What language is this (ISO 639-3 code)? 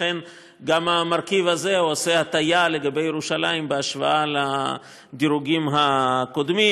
heb